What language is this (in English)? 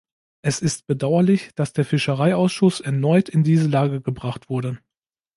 German